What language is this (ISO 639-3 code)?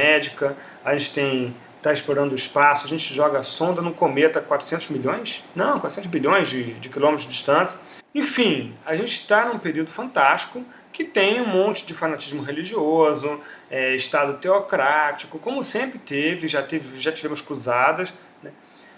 por